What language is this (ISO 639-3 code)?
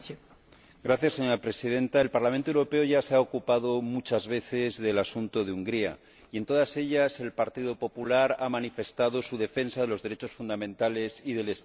spa